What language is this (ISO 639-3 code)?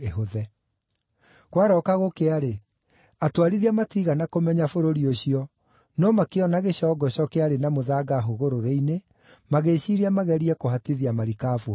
kik